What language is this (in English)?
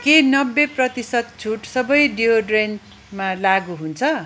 Nepali